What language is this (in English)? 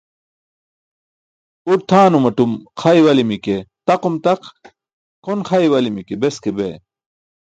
Burushaski